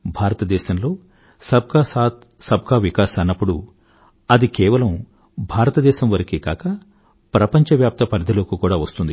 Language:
Telugu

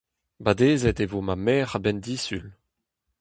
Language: Breton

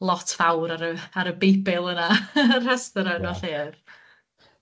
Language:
Welsh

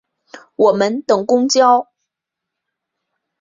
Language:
Chinese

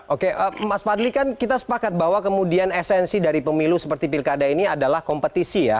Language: Indonesian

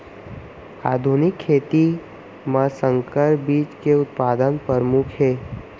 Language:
Chhattisgarhi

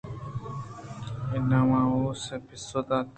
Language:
Eastern Balochi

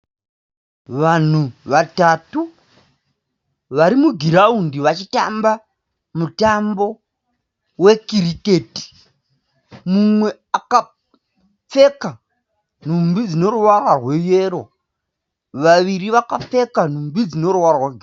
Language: Shona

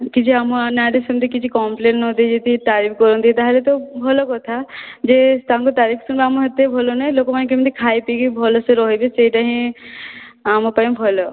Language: Odia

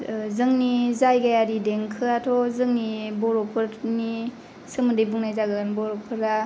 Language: Bodo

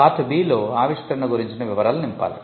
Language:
Telugu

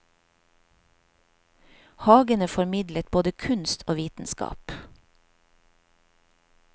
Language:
Norwegian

